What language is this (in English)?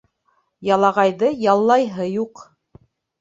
Bashkir